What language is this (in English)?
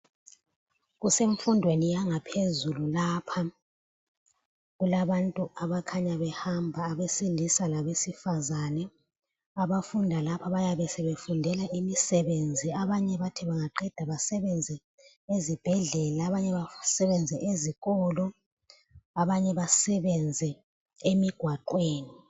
North Ndebele